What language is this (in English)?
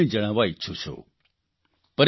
Gujarati